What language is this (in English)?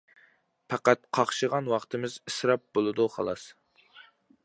Uyghur